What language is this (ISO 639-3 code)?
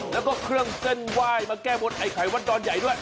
tha